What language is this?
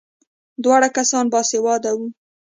Pashto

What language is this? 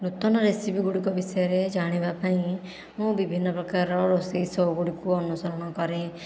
Odia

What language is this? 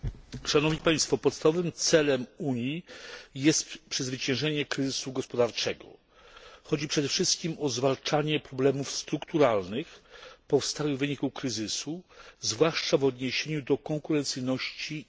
Polish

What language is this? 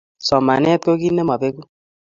Kalenjin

